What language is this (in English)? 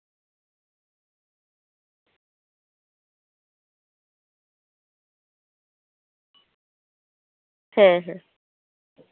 Santali